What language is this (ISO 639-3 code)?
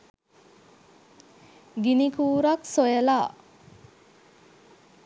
sin